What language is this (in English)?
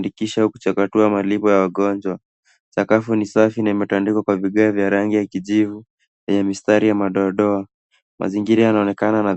Swahili